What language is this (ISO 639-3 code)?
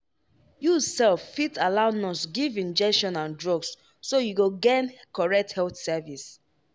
pcm